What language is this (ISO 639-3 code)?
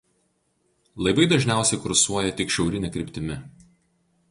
lit